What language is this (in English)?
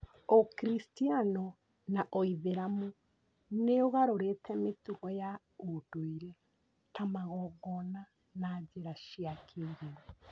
Kikuyu